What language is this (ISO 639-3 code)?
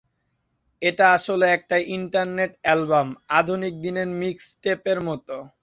ben